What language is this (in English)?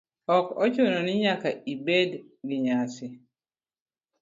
Luo (Kenya and Tanzania)